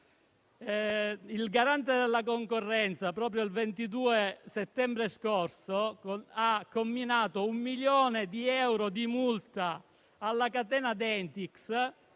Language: Italian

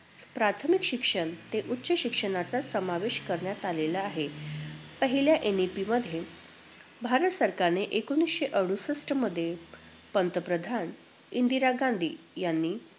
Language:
Marathi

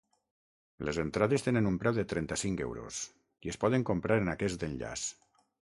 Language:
Catalan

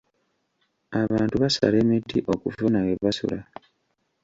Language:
Ganda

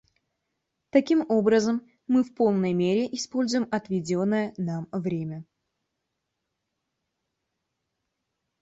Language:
Russian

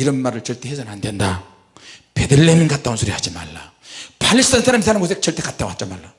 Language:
Korean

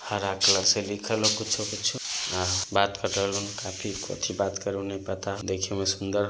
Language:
Magahi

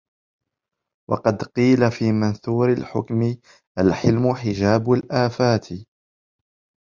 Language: Arabic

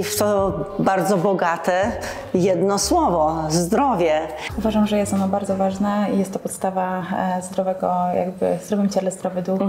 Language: Polish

